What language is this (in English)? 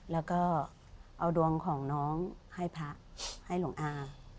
Thai